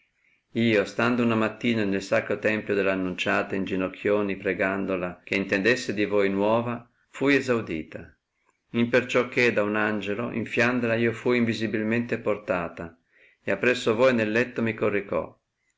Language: Italian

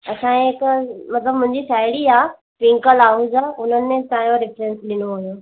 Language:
Sindhi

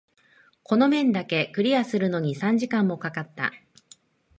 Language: Japanese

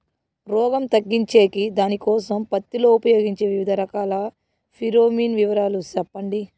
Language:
Telugu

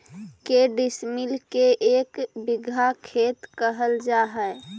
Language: Magahi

